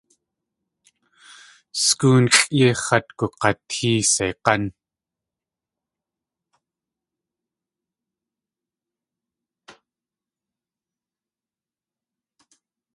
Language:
Tlingit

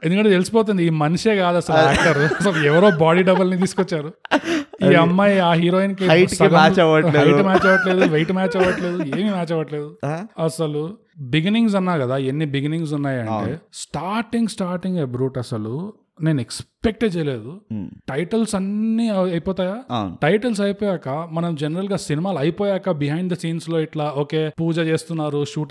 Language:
Telugu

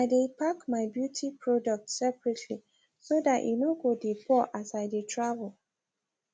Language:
Nigerian Pidgin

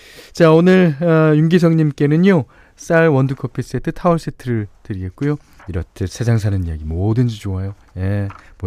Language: Korean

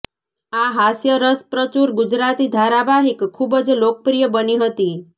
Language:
Gujarati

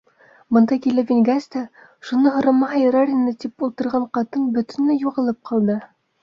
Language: Bashkir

